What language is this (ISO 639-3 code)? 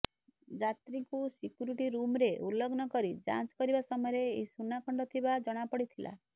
ori